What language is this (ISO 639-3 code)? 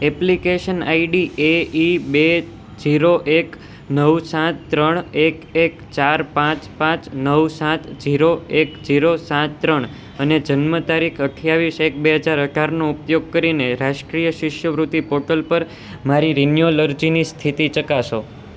guj